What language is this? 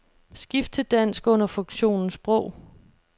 Danish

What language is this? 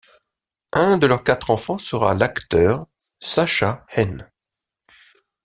French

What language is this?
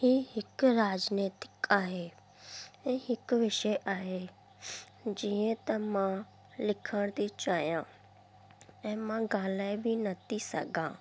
Sindhi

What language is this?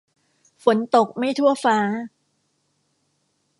Thai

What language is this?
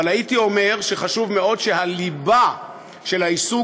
Hebrew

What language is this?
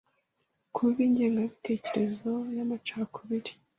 Kinyarwanda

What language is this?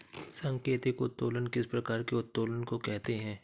Hindi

